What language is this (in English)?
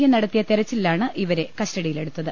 Malayalam